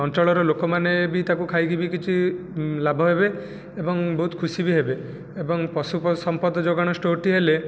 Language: Odia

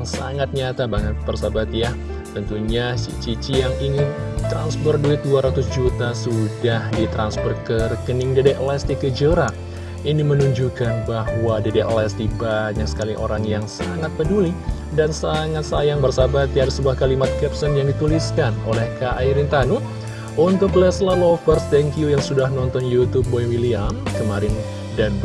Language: Indonesian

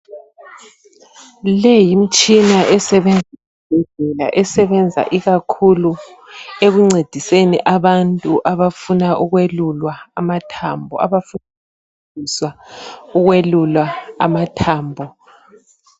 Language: North Ndebele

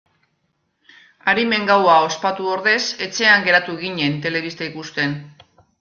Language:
Basque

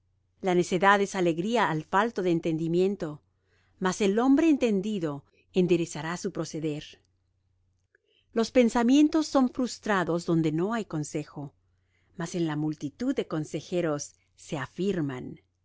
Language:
Spanish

